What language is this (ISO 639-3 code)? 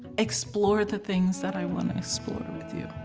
eng